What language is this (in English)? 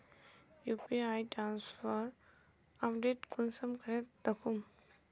Magahi